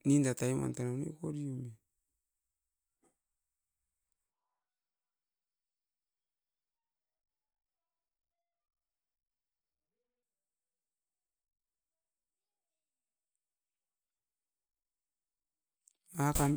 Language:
Askopan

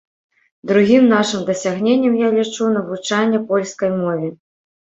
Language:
Belarusian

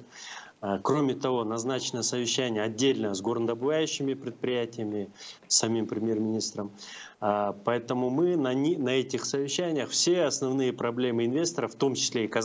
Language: Russian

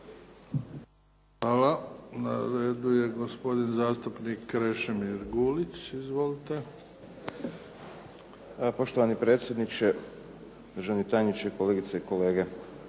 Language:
Croatian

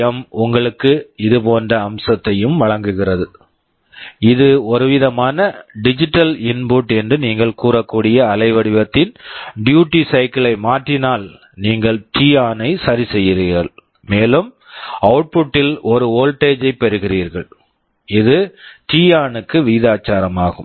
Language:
Tamil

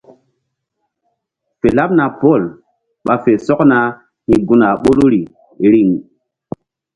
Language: Mbum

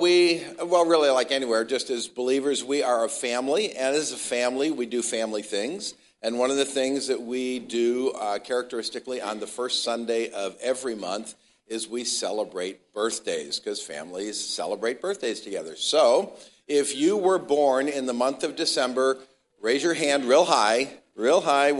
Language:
English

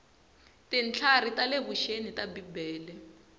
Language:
Tsonga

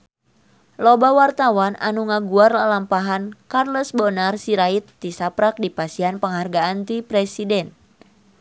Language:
Sundanese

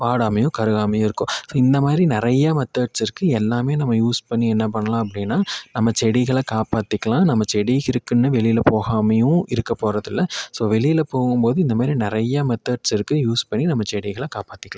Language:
Tamil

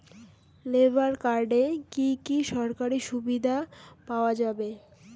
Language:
Bangla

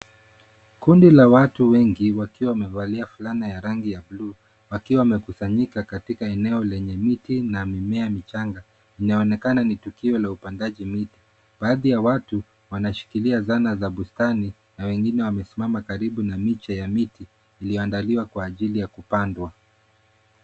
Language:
Swahili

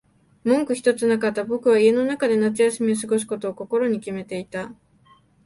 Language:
Japanese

